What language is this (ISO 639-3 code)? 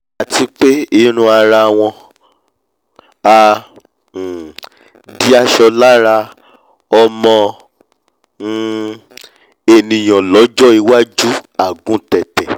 yor